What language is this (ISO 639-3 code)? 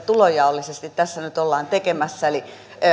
fin